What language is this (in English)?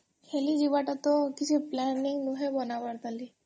Odia